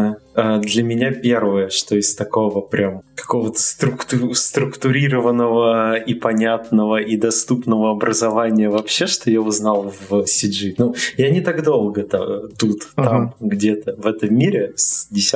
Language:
Russian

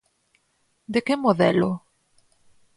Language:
Galician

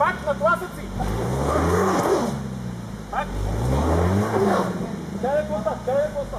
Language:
Bulgarian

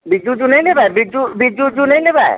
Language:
Maithili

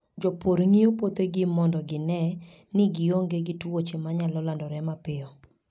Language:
Luo (Kenya and Tanzania)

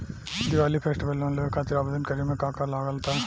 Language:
Bhojpuri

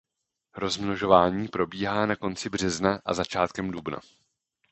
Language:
Czech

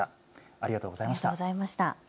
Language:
Japanese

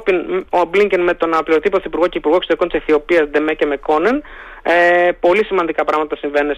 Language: Greek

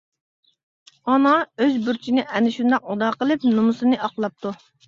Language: Uyghur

